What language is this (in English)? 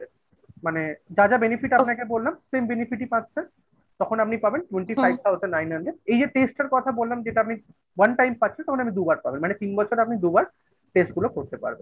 Bangla